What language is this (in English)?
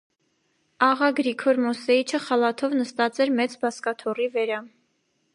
Armenian